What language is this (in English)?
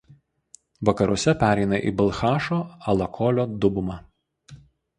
Lithuanian